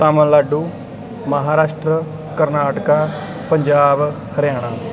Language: Punjabi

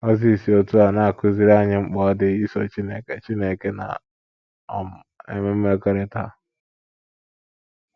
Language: Igbo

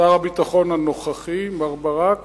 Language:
Hebrew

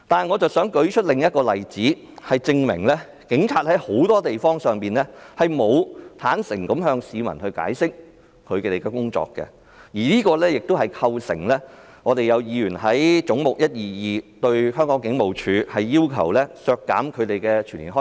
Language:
Cantonese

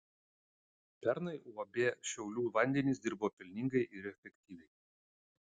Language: Lithuanian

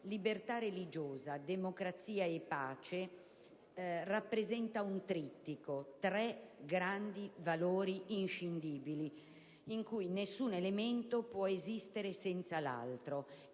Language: Italian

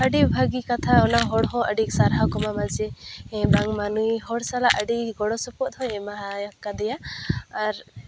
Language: Santali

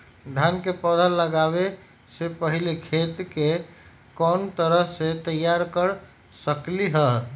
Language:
Magahi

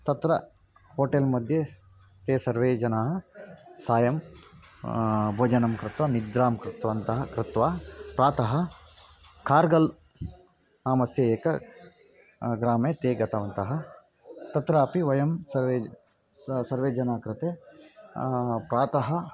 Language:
Sanskrit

